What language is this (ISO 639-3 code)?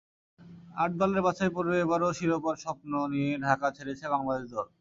ben